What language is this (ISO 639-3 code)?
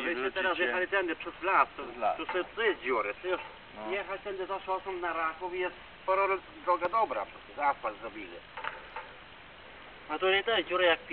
pol